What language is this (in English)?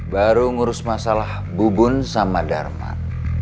Indonesian